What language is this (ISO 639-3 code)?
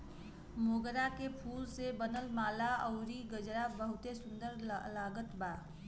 bho